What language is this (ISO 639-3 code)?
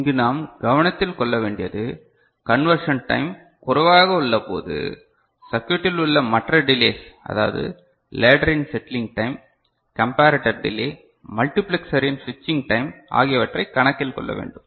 tam